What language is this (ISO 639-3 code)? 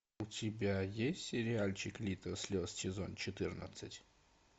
rus